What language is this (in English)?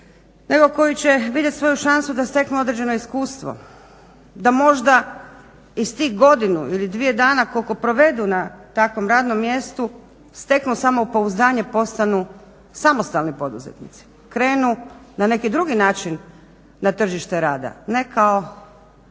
Croatian